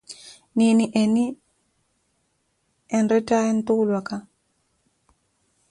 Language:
Koti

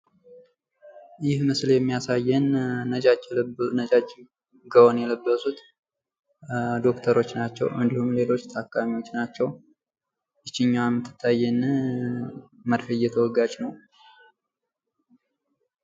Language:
Amharic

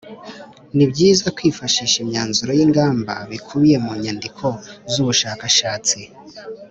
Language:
Kinyarwanda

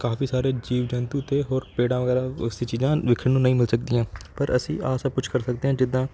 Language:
Punjabi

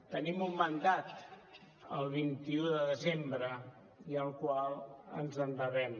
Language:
Catalan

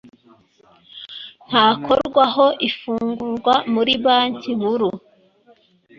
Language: Kinyarwanda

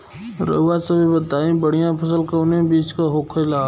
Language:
Bhojpuri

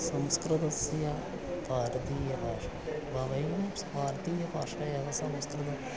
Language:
Sanskrit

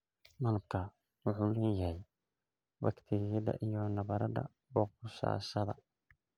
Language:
Somali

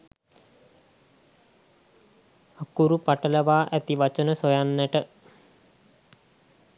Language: Sinhala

